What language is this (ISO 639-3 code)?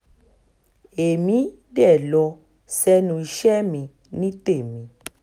yor